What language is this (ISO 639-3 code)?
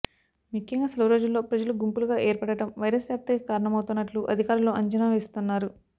tel